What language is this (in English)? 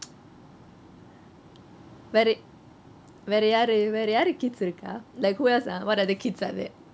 English